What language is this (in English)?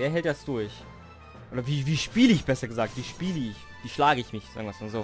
German